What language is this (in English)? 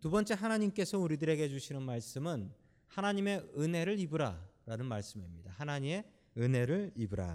Korean